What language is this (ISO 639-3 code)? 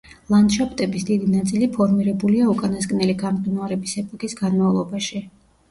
kat